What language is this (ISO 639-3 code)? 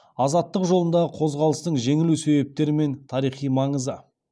kaz